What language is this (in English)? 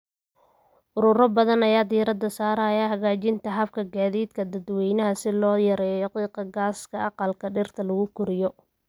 Somali